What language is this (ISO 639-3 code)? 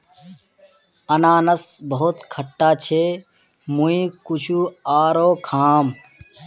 mag